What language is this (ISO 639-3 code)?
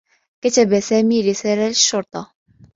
ara